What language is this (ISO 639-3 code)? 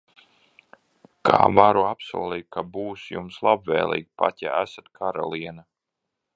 lav